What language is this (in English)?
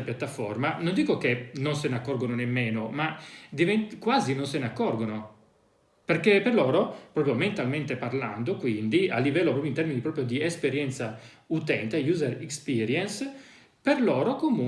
Italian